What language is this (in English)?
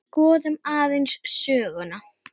Icelandic